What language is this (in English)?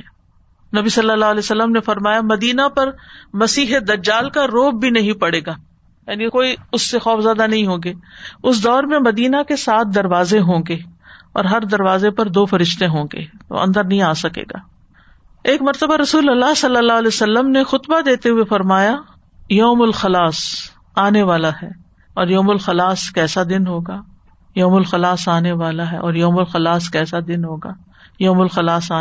Urdu